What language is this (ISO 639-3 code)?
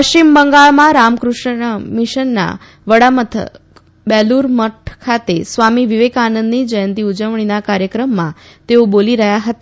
guj